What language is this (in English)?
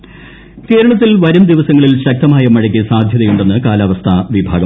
Malayalam